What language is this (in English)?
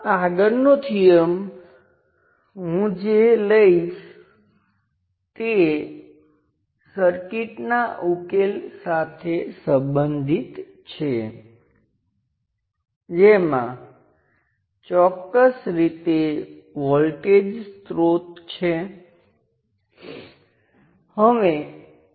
Gujarati